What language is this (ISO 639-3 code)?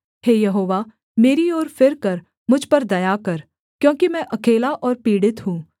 hin